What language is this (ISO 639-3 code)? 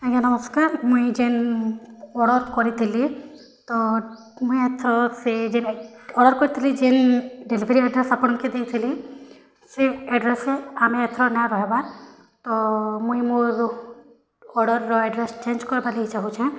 ori